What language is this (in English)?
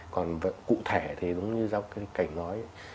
Vietnamese